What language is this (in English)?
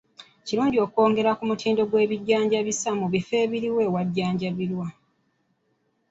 Ganda